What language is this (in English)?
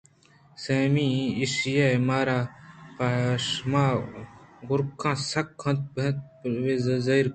Eastern Balochi